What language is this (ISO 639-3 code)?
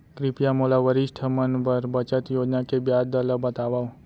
hne